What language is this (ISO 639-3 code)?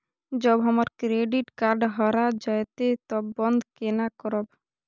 mai